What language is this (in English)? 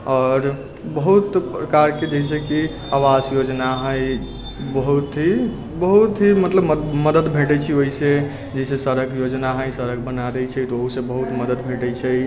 Maithili